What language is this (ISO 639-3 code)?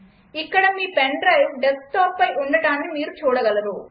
tel